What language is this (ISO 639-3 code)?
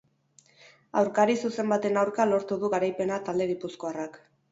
eus